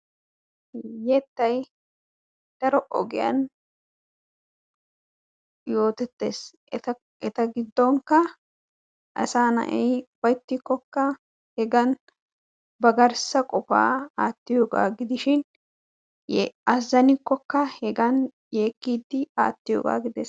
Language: Wolaytta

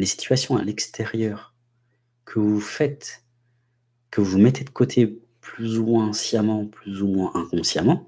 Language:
French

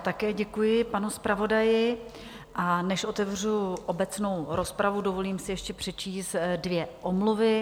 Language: Czech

